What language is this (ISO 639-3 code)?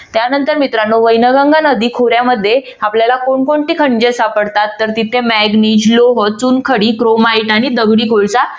mar